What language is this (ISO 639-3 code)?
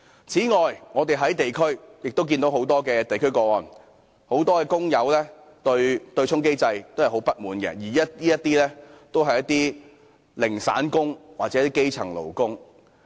yue